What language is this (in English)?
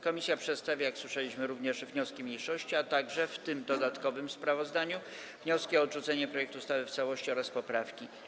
Polish